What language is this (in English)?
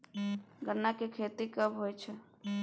Maithili